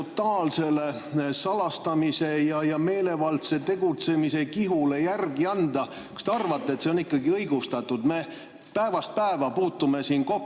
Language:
Estonian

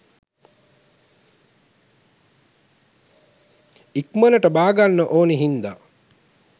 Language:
Sinhala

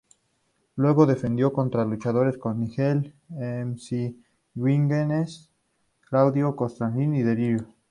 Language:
Spanish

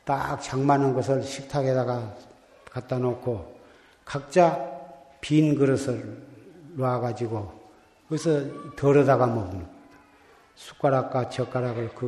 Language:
Korean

